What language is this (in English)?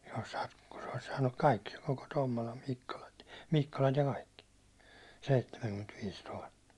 Finnish